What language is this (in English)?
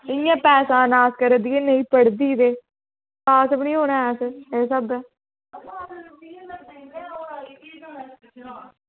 Dogri